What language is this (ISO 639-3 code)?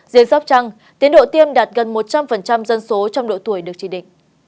vie